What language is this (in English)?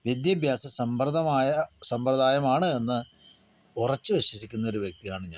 Malayalam